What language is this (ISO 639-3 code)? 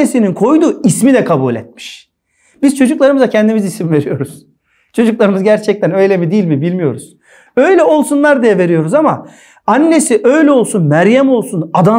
tur